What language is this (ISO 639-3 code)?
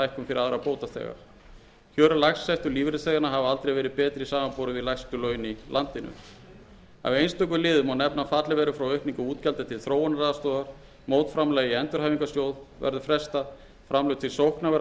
isl